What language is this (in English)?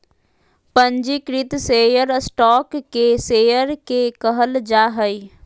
Magahi